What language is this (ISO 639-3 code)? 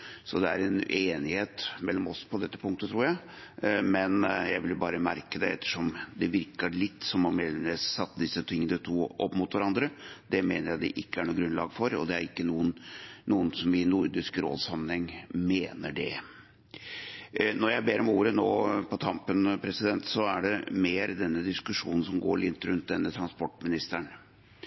nob